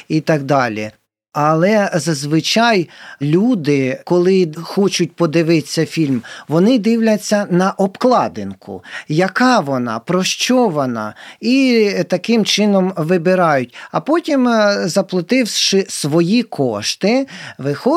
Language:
Ukrainian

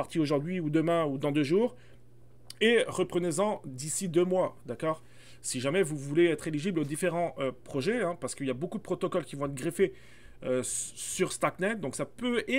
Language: French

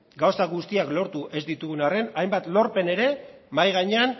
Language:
Basque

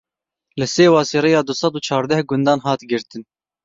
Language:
Kurdish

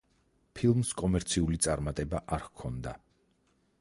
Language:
Georgian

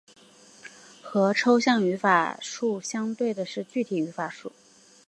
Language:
Chinese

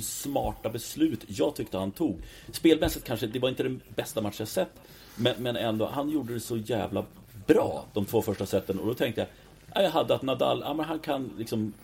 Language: Swedish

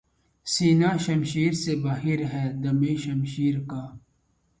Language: Urdu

